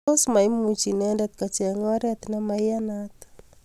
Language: Kalenjin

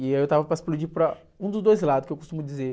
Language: Portuguese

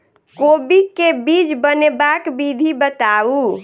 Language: Maithili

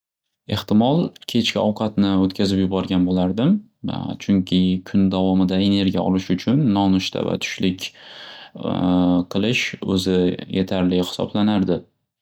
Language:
Uzbek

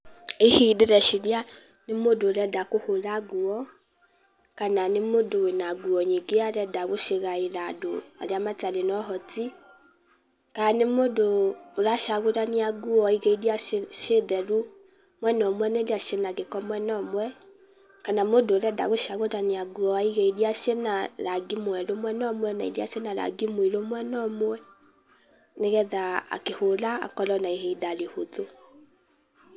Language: Kikuyu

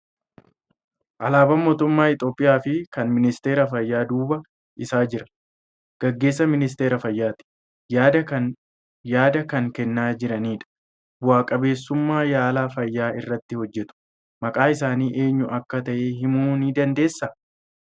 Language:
Oromo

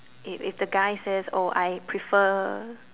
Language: English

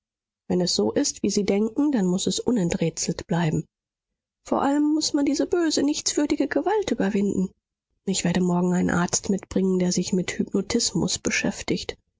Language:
German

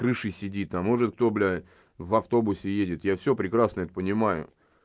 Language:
Russian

